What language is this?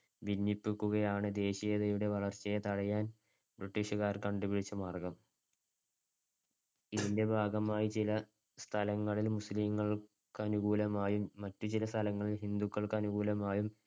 Malayalam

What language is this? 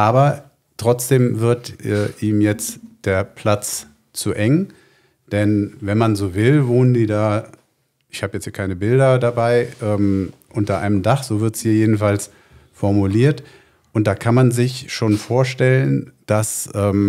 German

